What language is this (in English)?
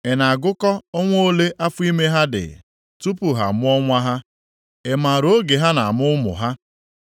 Igbo